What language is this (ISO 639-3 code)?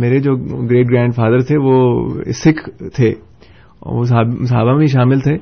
urd